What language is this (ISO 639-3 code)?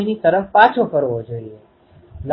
guj